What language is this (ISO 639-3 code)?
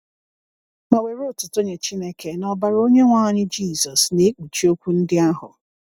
ibo